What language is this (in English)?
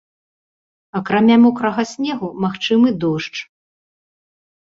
Belarusian